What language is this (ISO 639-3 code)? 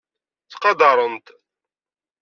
kab